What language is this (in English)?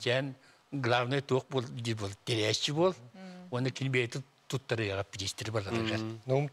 Turkish